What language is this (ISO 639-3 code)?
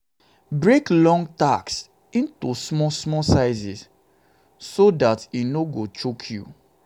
pcm